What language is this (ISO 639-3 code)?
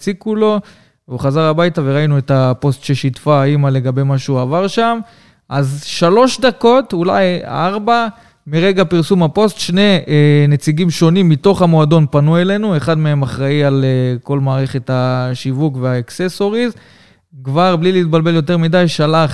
heb